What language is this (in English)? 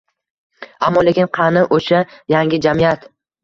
Uzbek